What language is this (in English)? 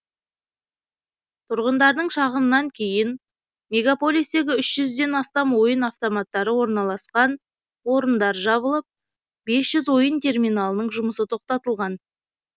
Kazakh